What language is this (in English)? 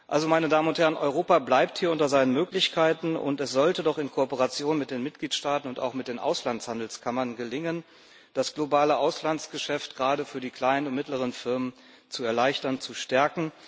German